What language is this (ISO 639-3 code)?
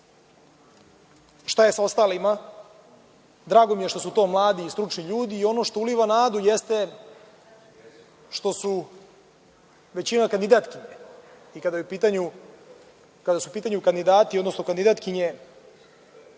srp